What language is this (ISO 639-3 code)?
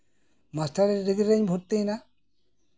sat